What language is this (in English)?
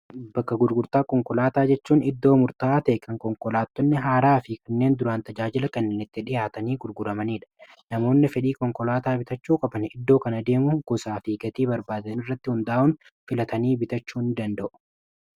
Oromo